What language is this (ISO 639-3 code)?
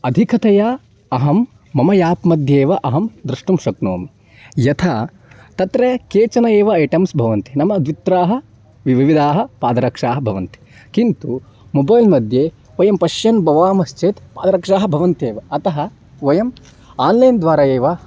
san